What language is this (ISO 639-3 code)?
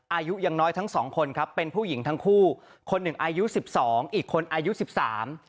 tha